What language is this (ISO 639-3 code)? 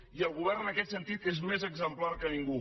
cat